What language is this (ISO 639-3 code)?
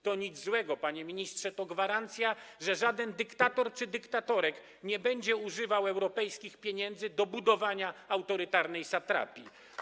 pol